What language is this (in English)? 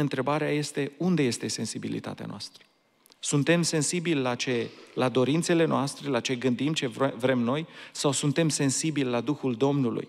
Romanian